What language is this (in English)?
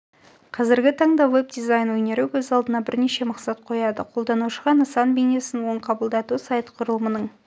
Kazakh